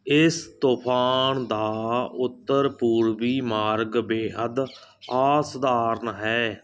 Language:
Punjabi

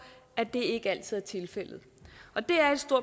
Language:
Danish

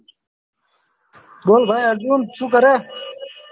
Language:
Gujarati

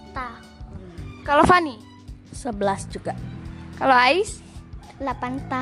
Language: Indonesian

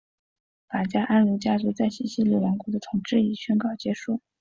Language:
Chinese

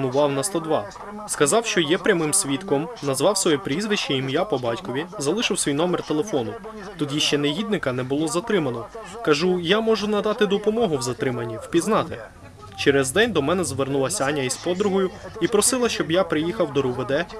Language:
Ukrainian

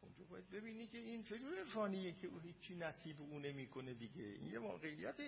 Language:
Persian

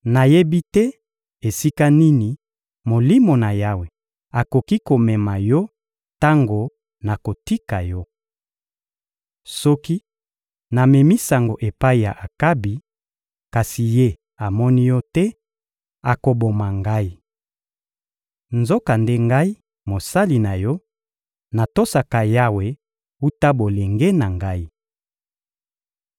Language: Lingala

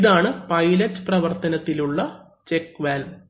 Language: Malayalam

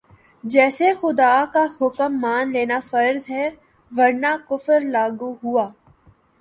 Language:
Urdu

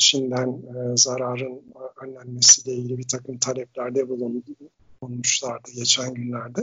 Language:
Turkish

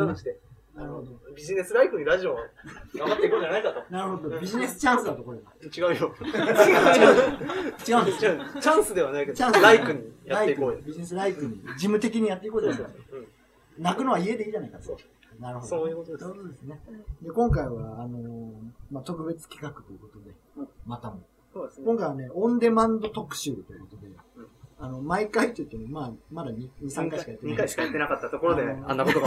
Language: Japanese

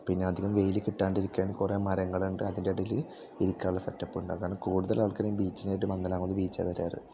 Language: Malayalam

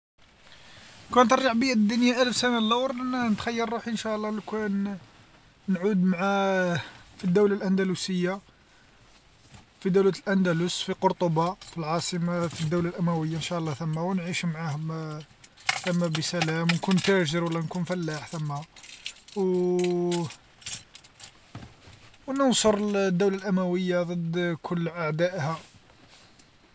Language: Algerian Arabic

